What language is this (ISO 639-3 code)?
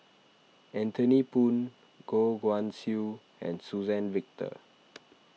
eng